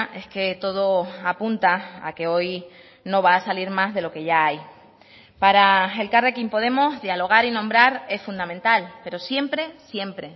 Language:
Spanish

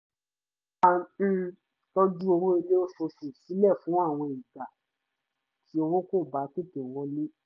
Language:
Yoruba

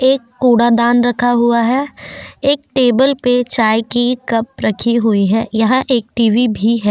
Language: Hindi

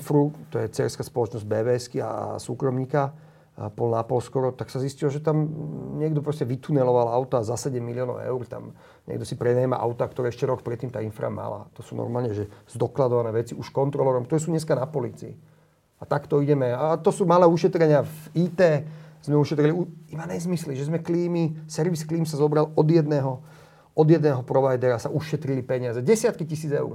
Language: Slovak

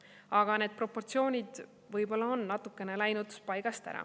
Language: Estonian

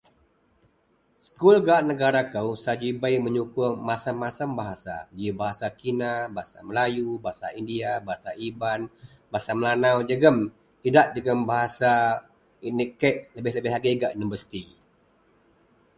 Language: Central Melanau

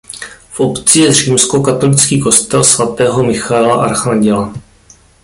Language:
Czech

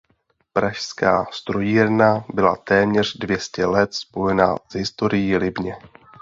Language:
Czech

